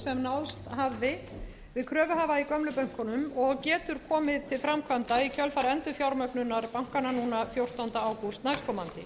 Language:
Icelandic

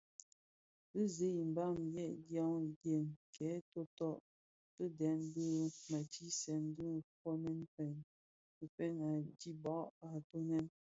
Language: Bafia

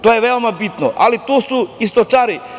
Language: Serbian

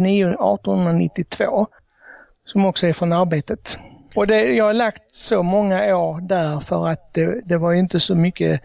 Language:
Swedish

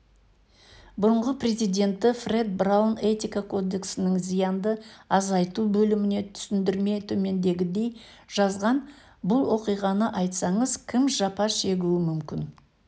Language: Kazakh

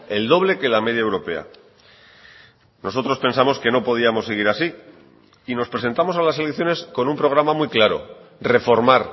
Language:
Spanish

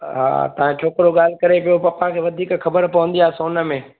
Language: Sindhi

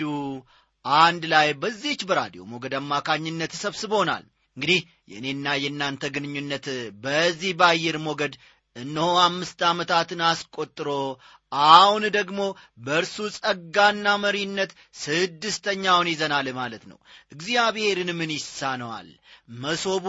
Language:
Amharic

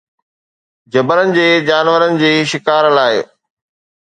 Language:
Sindhi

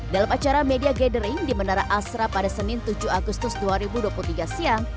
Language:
Indonesian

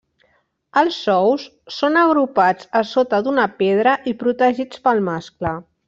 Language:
Catalan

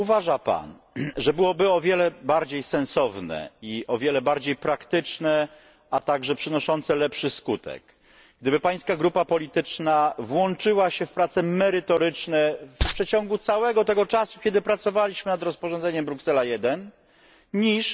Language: Polish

